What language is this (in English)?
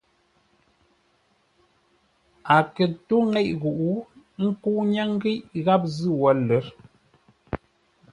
Ngombale